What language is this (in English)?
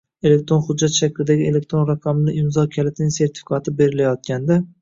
Uzbek